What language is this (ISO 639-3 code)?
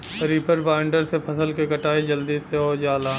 bho